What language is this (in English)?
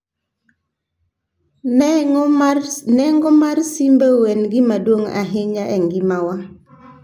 Luo (Kenya and Tanzania)